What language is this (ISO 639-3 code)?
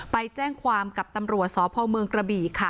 tha